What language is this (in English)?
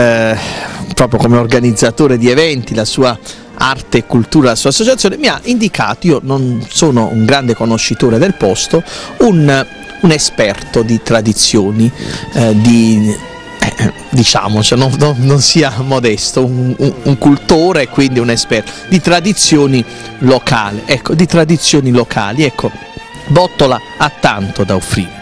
Italian